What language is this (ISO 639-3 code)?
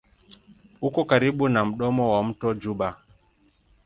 swa